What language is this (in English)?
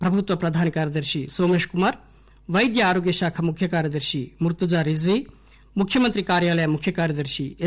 Telugu